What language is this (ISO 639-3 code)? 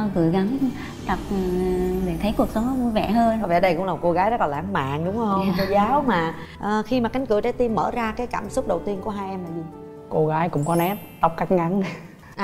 vie